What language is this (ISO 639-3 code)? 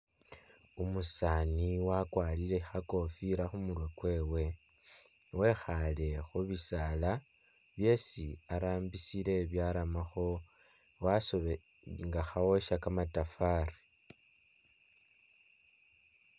myx